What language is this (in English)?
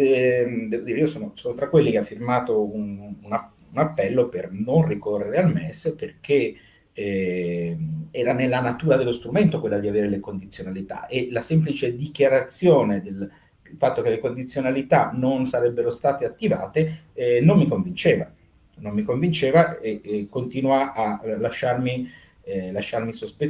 Italian